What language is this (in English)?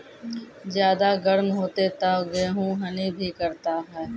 Maithili